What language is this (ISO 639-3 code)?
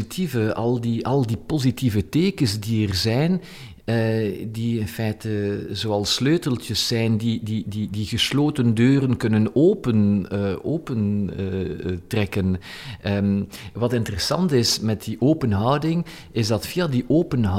nld